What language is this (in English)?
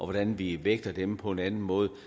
Danish